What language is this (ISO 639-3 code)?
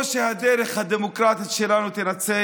heb